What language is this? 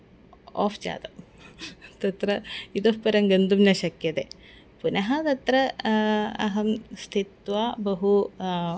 Sanskrit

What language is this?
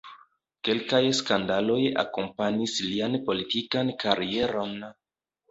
Esperanto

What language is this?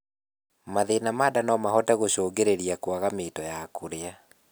Kikuyu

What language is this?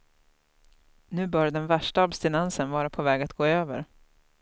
Swedish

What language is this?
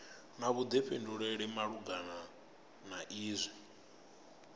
Venda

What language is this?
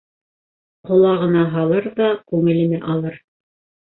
Bashkir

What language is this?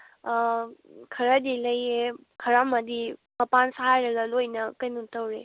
Manipuri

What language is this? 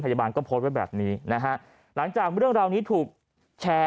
Thai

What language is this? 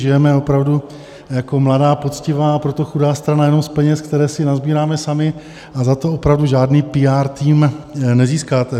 Czech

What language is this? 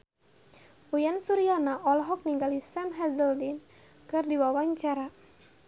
Sundanese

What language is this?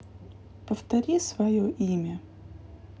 Russian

